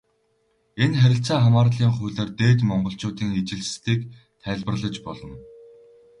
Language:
Mongolian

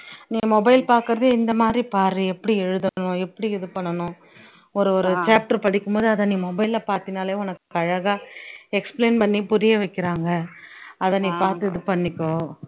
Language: Tamil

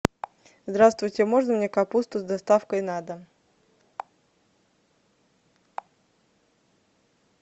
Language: Russian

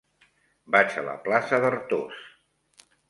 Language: Catalan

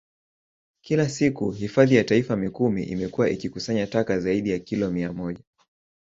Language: Swahili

